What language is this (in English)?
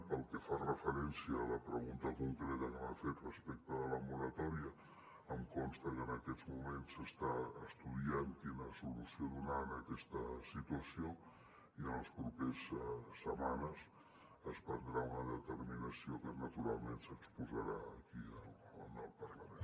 Catalan